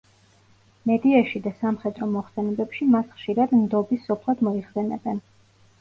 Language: Georgian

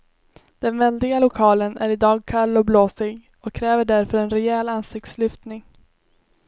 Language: Swedish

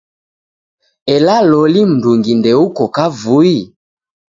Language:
Taita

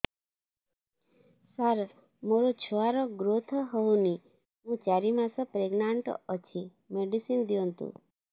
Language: Odia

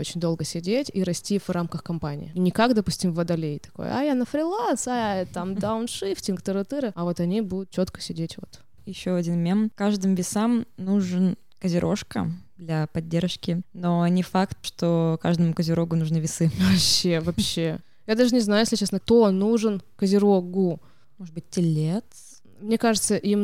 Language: Russian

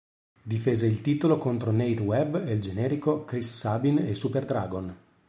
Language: Italian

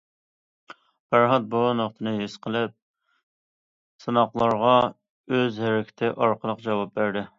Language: Uyghur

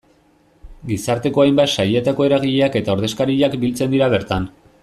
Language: Basque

